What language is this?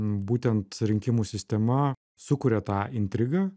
Lithuanian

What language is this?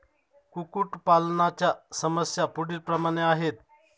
Marathi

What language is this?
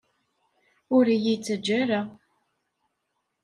Kabyle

